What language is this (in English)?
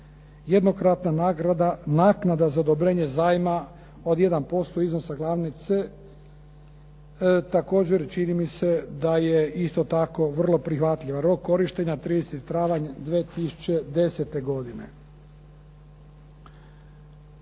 Croatian